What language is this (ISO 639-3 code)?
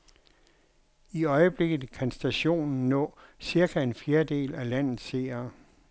dan